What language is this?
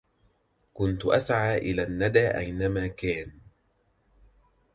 Arabic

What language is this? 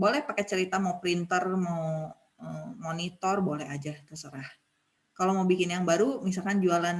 Indonesian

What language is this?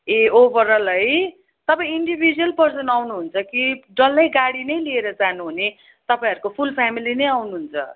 Nepali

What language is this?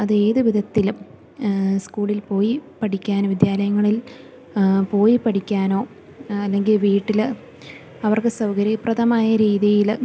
Malayalam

